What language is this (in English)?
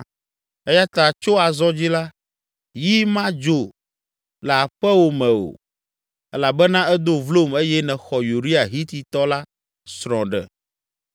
Ewe